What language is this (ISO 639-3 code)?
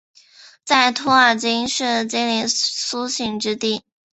zho